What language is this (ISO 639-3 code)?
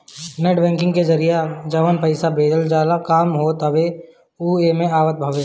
bho